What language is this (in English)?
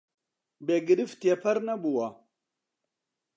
Central Kurdish